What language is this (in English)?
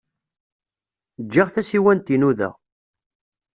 Kabyle